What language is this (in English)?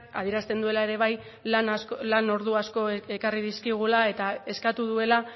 Basque